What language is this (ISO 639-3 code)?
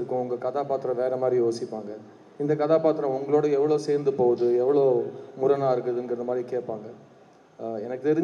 tam